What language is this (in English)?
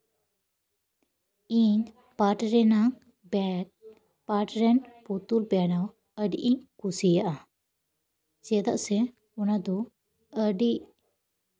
Santali